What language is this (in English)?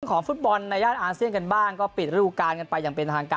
Thai